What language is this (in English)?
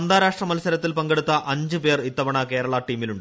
Malayalam